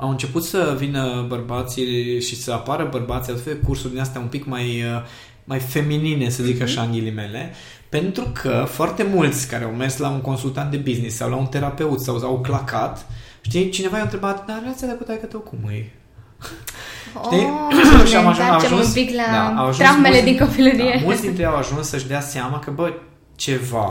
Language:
Romanian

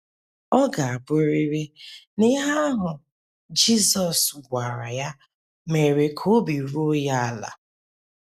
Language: Igbo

